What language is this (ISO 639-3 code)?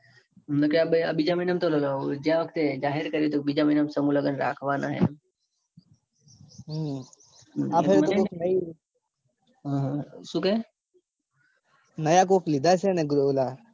guj